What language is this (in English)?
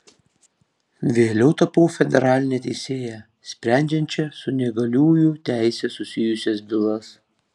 Lithuanian